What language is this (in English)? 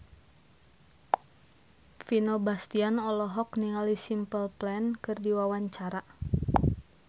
Sundanese